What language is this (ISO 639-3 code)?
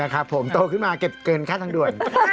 tha